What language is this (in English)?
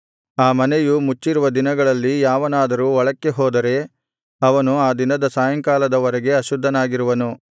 Kannada